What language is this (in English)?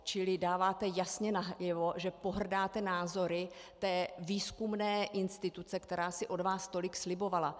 Czech